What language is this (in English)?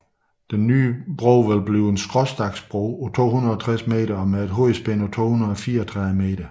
Danish